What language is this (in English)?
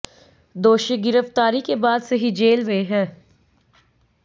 Hindi